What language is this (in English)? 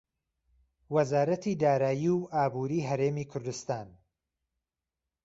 Central Kurdish